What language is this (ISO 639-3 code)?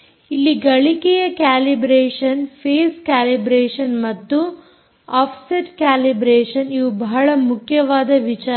kan